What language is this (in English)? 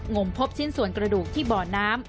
Thai